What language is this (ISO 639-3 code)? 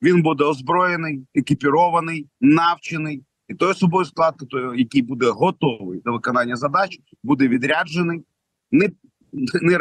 ukr